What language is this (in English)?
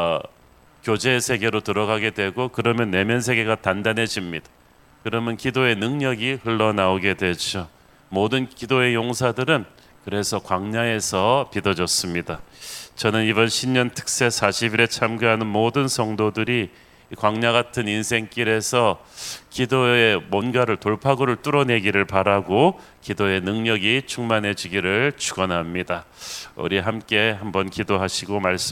Korean